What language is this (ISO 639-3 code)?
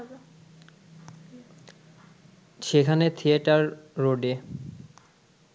ben